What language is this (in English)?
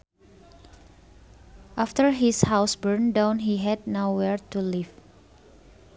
Sundanese